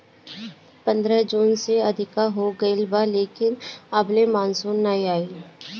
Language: Bhojpuri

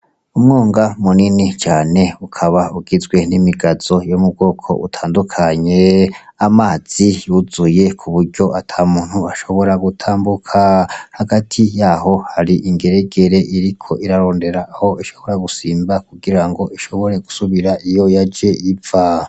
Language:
Rundi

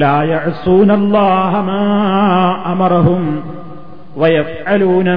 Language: Malayalam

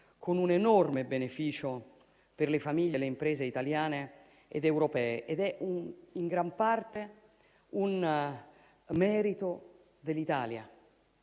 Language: Italian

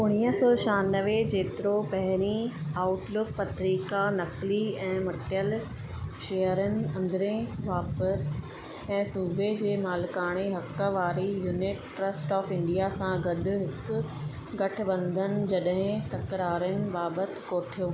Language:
Sindhi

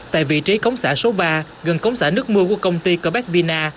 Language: Vietnamese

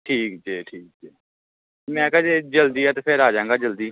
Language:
Punjabi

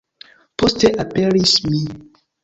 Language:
Esperanto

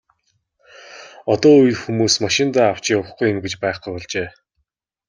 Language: Mongolian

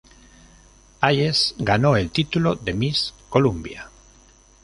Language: Spanish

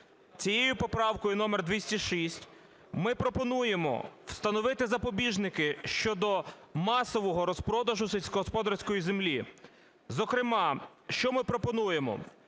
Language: Ukrainian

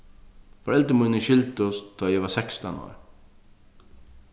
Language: Faroese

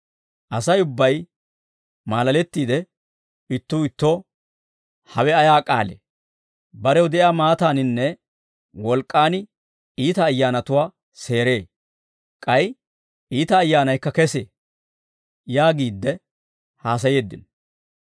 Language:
Dawro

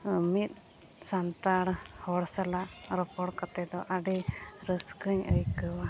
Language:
Santali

